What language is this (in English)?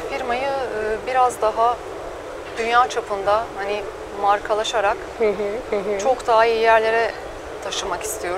Turkish